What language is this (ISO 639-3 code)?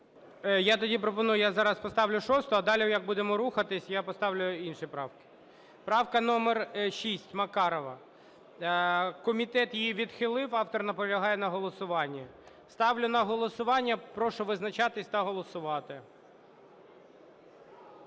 ukr